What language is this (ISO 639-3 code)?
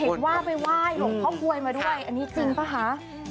tha